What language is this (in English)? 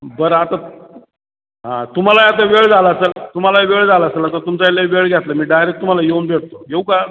Marathi